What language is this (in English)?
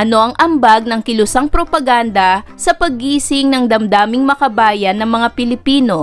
Filipino